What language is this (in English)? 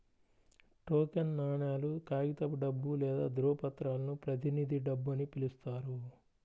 Telugu